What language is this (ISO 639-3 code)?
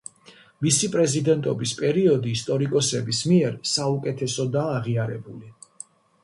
kat